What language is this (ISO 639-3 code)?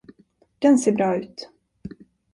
swe